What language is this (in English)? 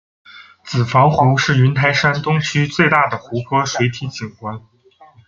Chinese